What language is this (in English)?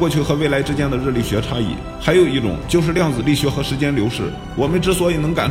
Chinese